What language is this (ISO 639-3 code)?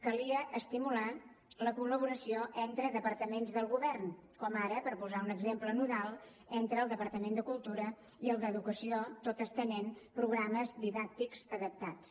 cat